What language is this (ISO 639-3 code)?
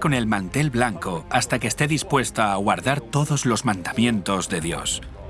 spa